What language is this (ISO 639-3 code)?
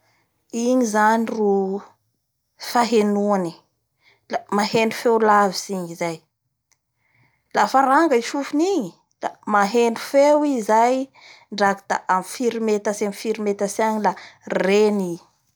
bhr